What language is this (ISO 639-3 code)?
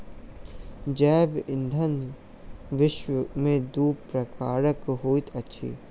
mai